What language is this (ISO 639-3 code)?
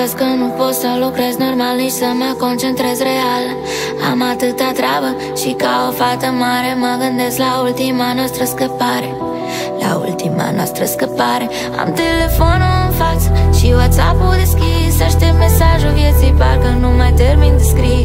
ron